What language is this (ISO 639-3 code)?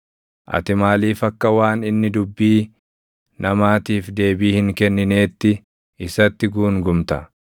orm